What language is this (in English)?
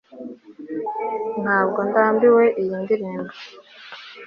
Kinyarwanda